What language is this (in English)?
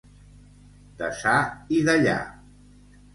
Catalan